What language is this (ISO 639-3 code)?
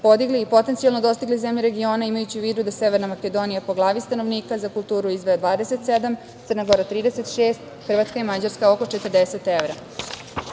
srp